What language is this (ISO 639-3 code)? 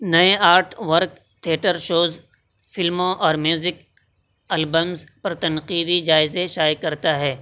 urd